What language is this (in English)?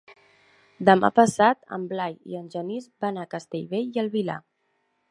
Catalan